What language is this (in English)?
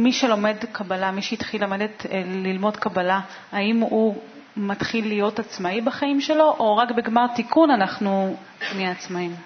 Hebrew